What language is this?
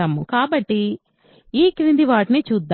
Telugu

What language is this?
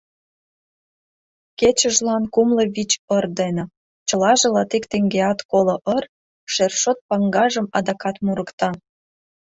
Mari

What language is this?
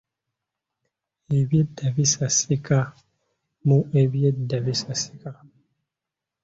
Ganda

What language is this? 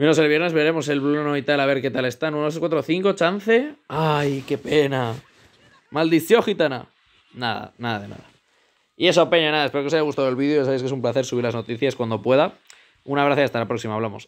Spanish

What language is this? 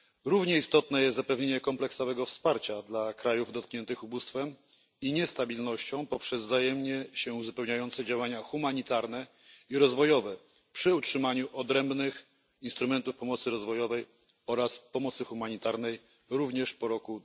Polish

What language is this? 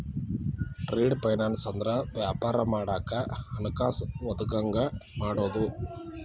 Kannada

